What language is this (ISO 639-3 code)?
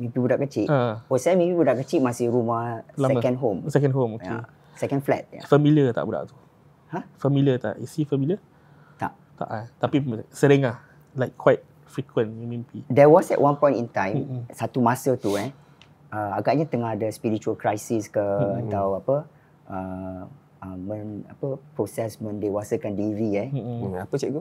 msa